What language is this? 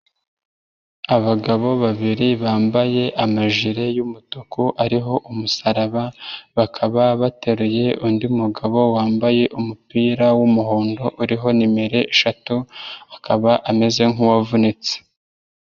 Kinyarwanda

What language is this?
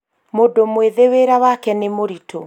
Kikuyu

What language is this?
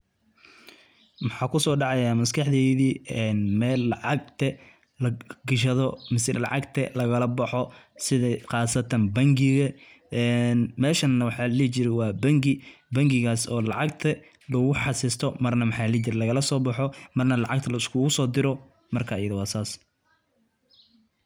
Somali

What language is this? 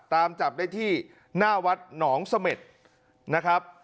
Thai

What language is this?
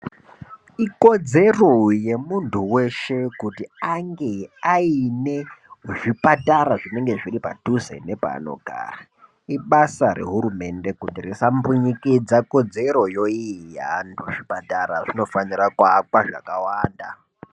Ndau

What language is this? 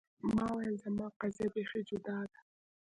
Pashto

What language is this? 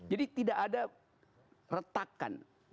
Indonesian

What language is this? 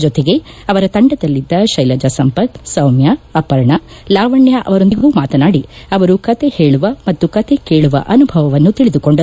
Kannada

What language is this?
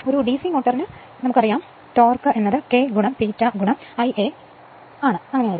Malayalam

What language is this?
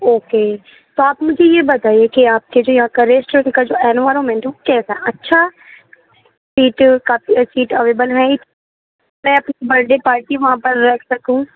Urdu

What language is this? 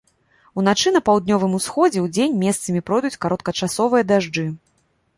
Belarusian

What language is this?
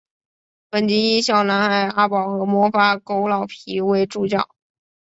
Chinese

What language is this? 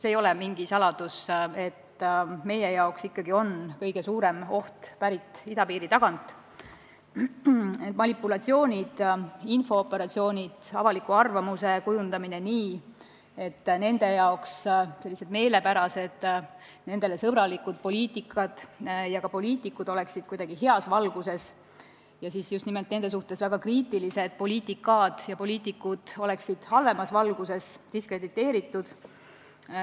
Estonian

